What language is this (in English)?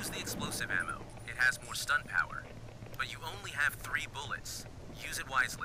Indonesian